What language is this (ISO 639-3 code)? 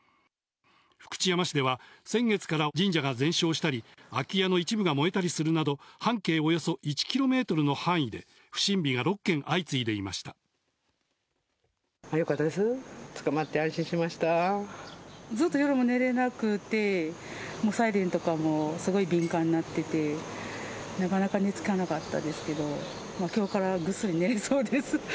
jpn